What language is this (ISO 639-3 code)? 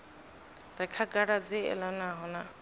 ven